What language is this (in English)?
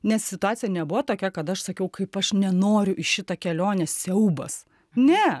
Lithuanian